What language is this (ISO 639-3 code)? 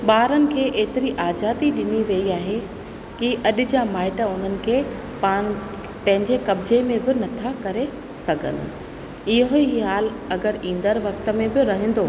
snd